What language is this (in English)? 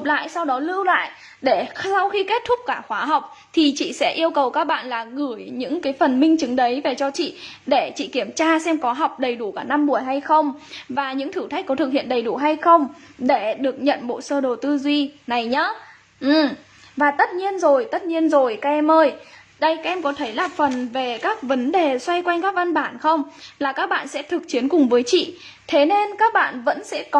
Vietnamese